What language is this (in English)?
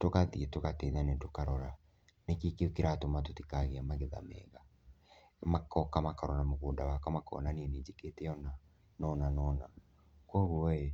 Kikuyu